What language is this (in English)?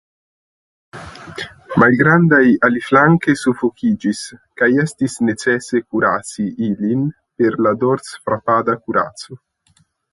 Esperanto